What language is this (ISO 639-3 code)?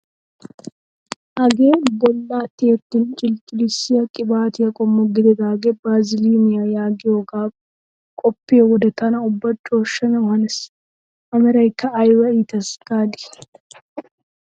wal